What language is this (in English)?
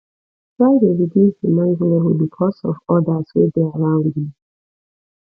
Nigerian Pidgin